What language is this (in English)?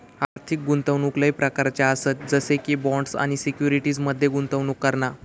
Marathi